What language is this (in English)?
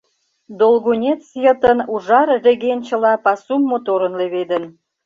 Mari